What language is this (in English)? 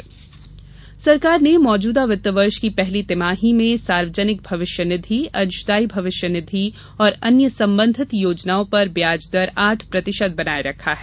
Hindi